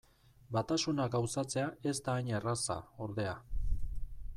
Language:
Basque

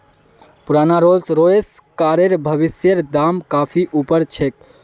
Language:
Magahi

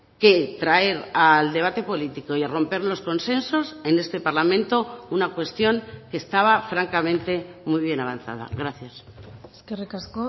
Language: Spanish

